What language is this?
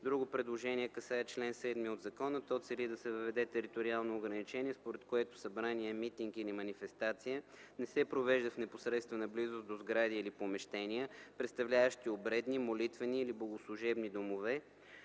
Bulgarian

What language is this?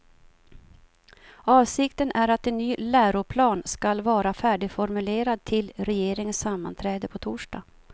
Swedish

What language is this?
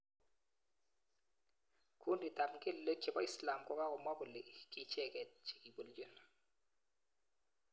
Kalenjin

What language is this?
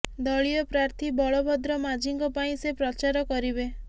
Odia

